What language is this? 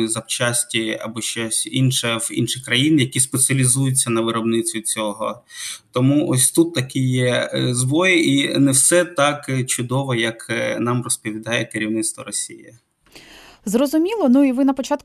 Ukrainian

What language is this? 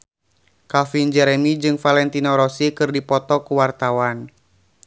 Sundanese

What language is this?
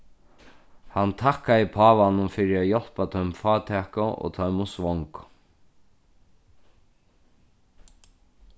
Faroese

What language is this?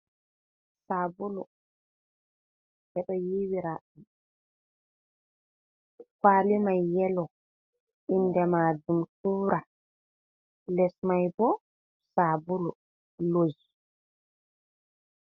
Fula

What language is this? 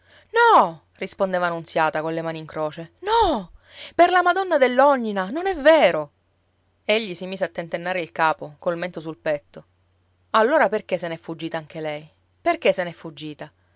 Italian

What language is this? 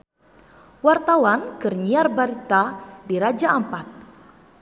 Sundanese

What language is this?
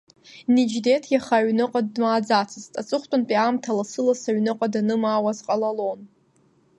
Abkhazian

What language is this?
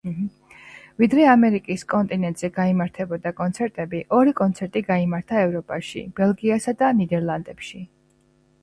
Georgian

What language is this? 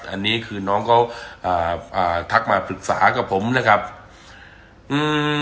Thai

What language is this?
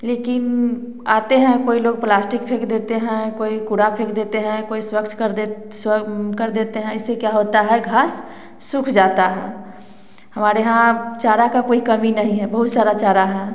Hindi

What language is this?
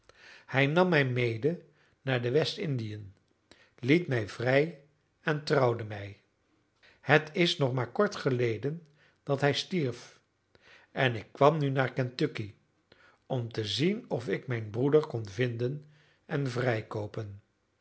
Dutch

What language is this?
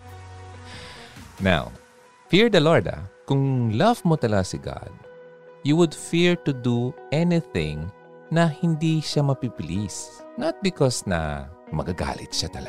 Filipino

